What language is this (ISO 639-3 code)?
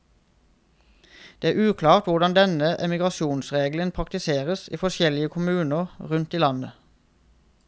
nor